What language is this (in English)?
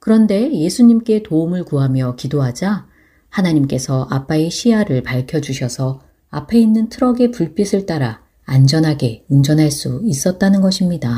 Korean